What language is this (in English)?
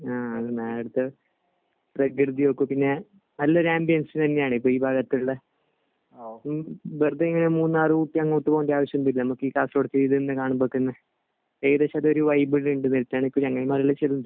Malayalam